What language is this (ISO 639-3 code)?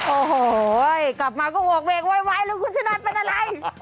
tha